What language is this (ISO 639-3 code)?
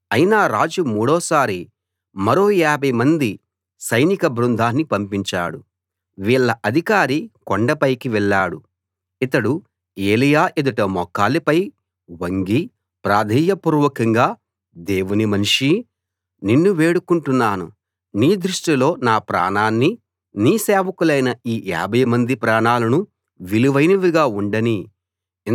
tel